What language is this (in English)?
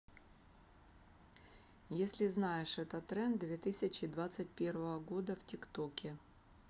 Russian